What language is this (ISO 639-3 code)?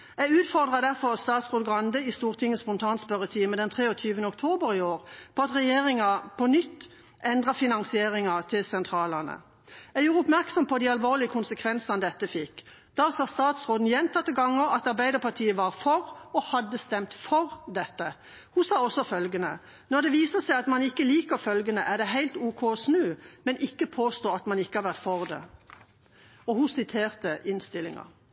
nob